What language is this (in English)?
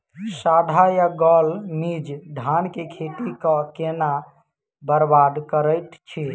Maithili